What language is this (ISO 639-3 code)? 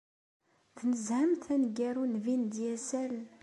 kab